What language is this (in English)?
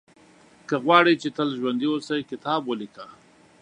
Pashto